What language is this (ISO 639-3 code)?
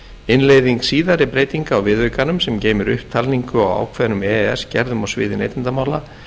isl